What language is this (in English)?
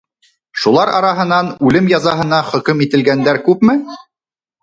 Bashkir